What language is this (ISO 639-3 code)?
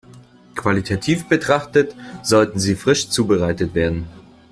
deu